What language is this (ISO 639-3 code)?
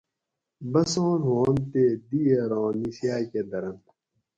gwc